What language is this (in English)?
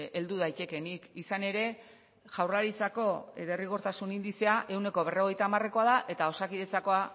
Basque